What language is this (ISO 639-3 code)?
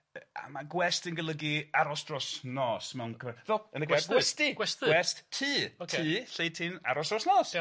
cym